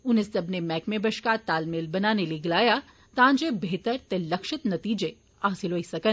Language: Dogri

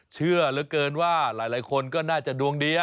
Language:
Thai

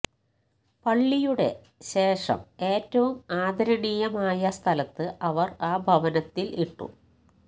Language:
Malayalam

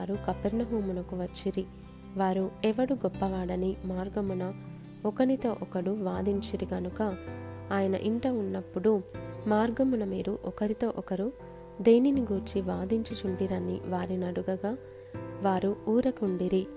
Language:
Telugu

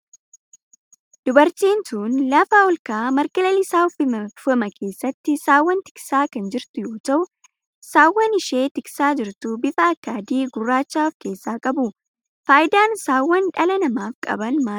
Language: Oromo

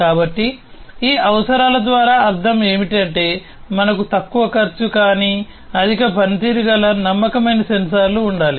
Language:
Telugu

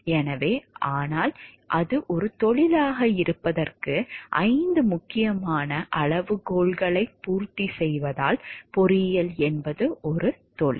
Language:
Tamil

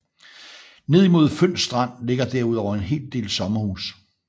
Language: Danish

